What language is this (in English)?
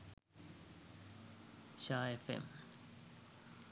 Sinhala